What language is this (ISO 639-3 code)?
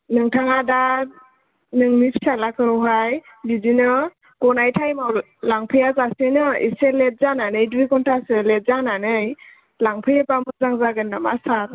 brx